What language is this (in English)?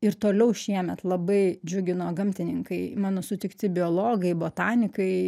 Lithuanian